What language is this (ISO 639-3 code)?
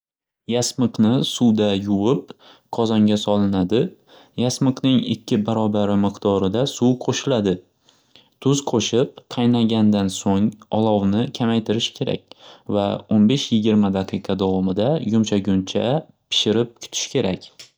uzb